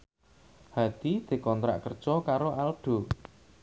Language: Javanese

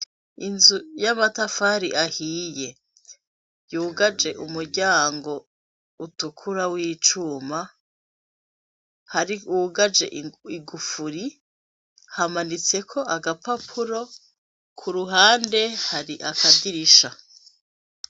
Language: Rundi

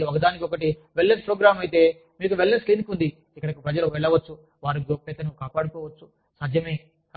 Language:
Telugu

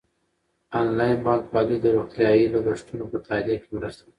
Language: Pashto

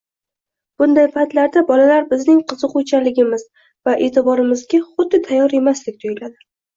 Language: Uzbek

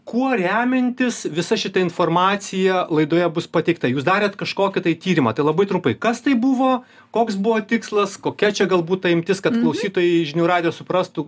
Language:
Lithuanian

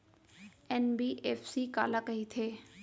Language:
Chhattisgarhi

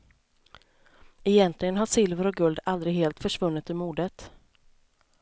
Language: Swedish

